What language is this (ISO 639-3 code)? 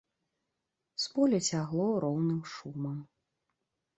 bel